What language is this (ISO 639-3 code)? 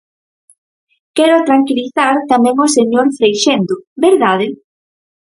glg